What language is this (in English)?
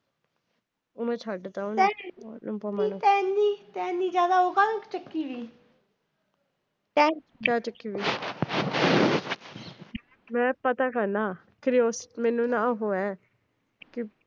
Punjabi